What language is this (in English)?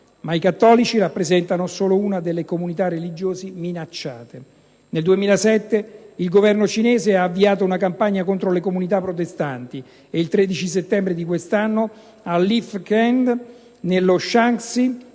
Italian